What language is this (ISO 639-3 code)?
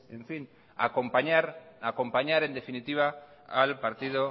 spa